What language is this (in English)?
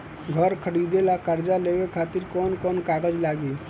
Bhojpuri